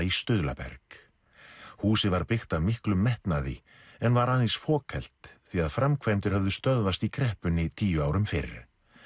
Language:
Icelandic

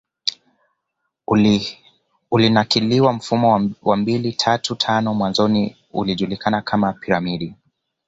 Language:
Swahili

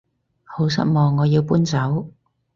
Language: Cantonese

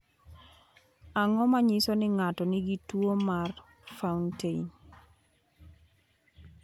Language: Luo (Kenya and Tanzania)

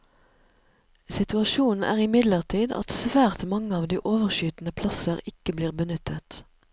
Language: Norwegian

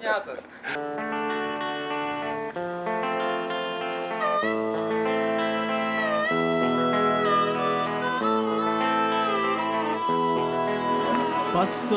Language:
Russian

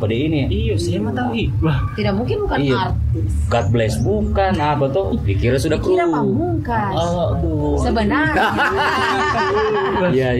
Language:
Indonesian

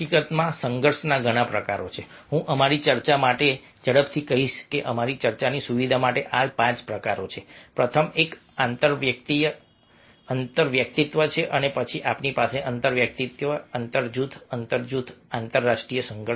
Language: Gujarati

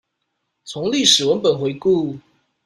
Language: Chinese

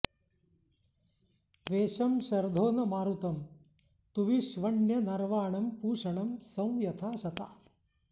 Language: Sanskrit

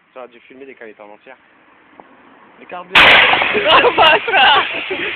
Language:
French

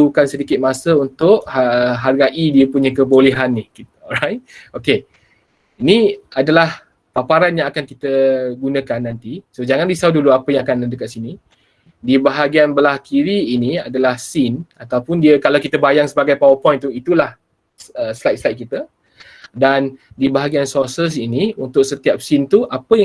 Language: Malay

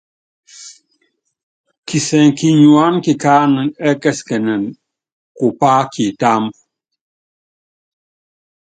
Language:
Yangben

